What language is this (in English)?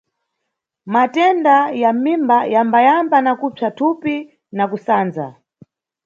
Nyungwe